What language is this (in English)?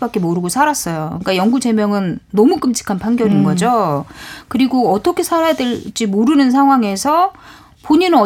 Korean